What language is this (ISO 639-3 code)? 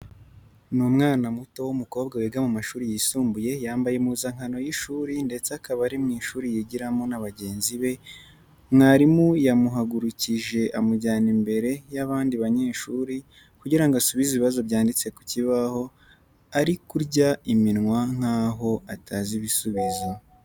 kin